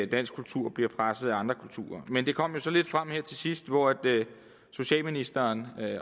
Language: Danish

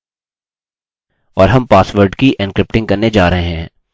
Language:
Hindi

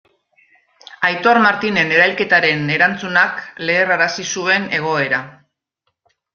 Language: Basque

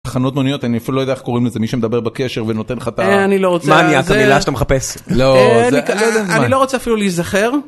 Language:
Hebrew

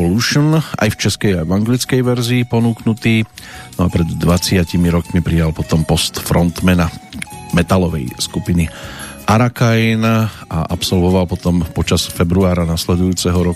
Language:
Slovak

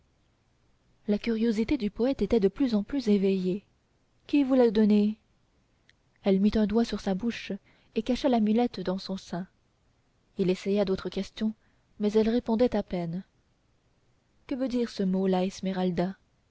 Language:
French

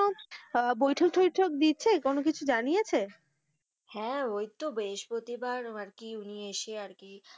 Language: Bangla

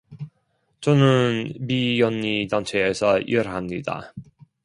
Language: Korean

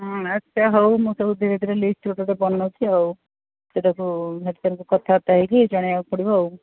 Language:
Odia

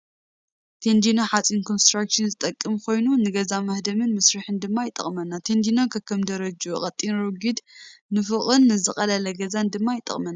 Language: Tigrinya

